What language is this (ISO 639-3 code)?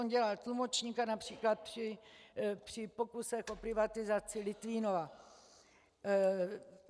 ces